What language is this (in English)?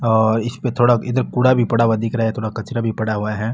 Marwari